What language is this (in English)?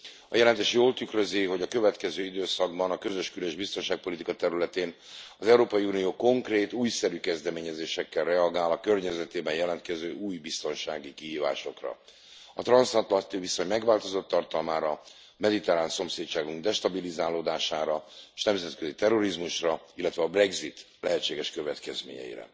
Hungarian